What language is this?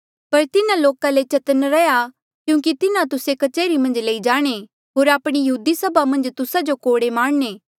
Mandeali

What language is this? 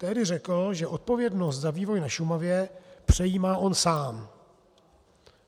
Czech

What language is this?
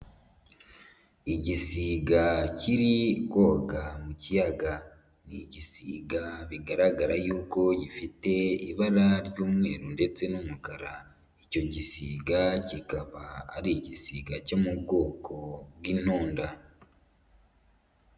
Kinyarwanda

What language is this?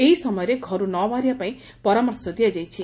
Odia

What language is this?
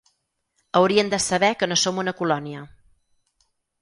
Catalan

